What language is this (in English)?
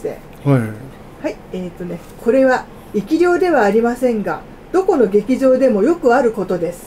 Japanese